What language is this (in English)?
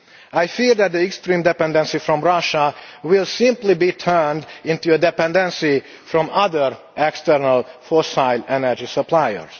English